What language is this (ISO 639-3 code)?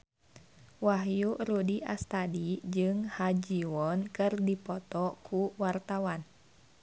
sun